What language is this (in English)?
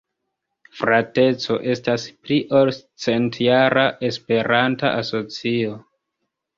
Esperanto